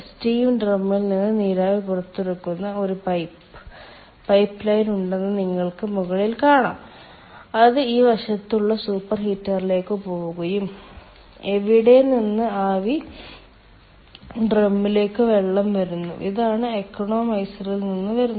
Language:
Malayalam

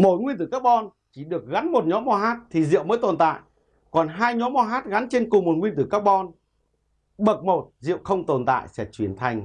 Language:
Vietnamese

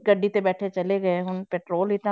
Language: Punjabi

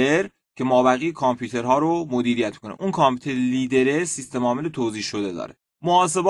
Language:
Persian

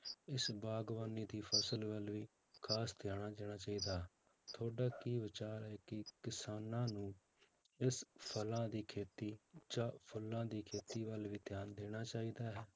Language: Punjabi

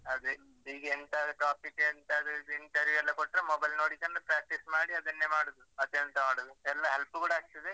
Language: Kannada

